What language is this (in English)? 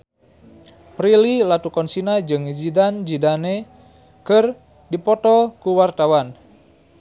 Sundanese